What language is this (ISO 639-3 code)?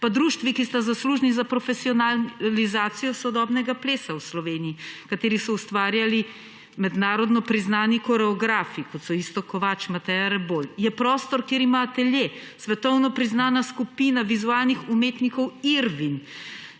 slv